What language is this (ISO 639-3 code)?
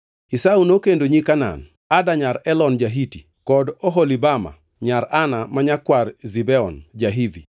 luo